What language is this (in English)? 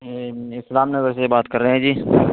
Urdu